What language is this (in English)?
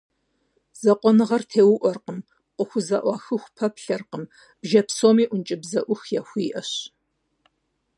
Kabardian